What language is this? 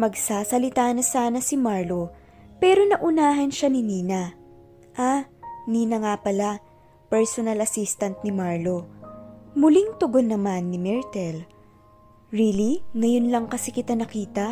Filipino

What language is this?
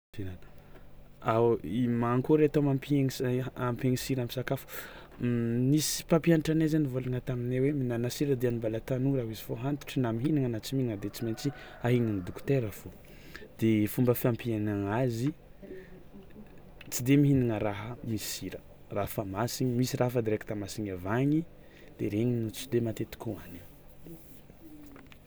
Tsimihety Malagasy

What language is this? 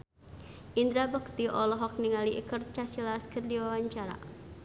Sundanese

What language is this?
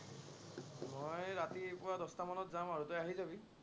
Assamese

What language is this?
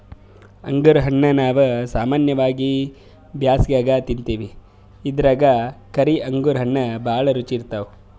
Kannada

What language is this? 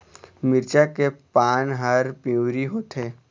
Chhattisgarhi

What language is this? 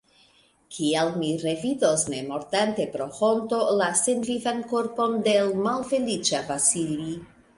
Esperanto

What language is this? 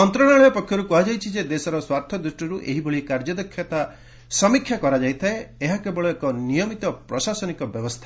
Odia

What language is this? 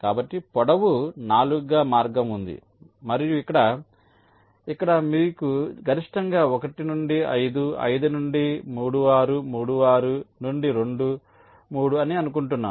Telugu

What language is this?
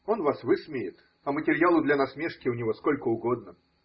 Russian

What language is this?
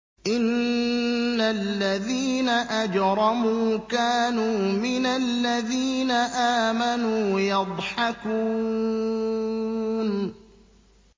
Arabic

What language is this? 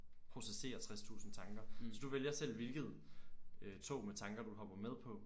Danish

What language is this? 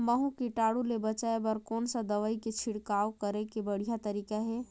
Chhattisgarhi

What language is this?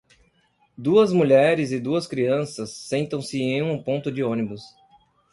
Portuguese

